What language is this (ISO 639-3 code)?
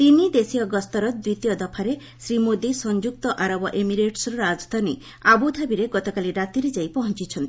ori